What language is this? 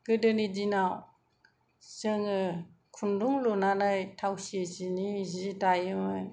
Bodo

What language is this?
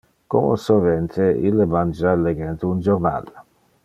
Interlingua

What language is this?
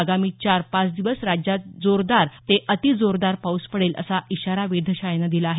Marathi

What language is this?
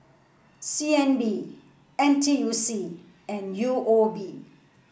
English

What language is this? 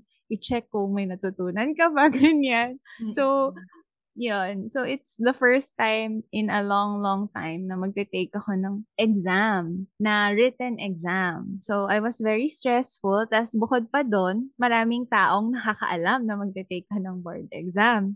Filipino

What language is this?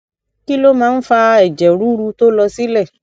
Yoruba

